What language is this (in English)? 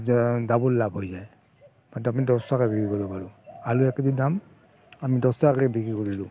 Assamese